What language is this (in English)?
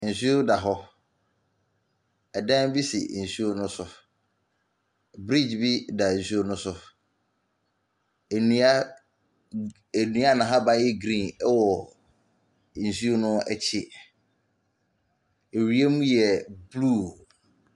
Akan